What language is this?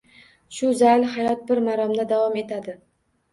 Uzbek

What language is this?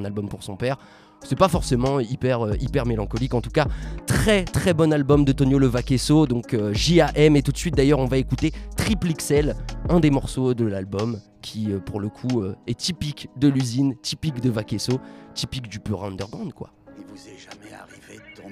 French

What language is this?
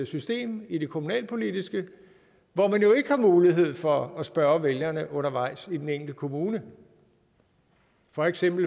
Danish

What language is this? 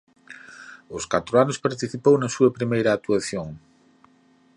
Galician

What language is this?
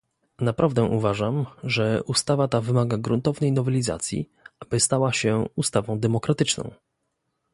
Polish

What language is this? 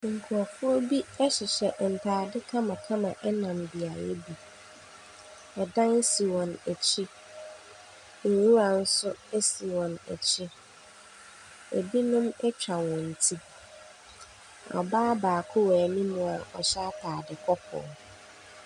Akan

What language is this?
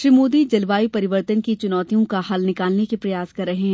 Hindi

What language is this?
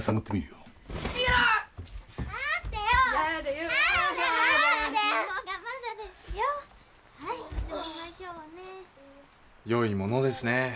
Japanese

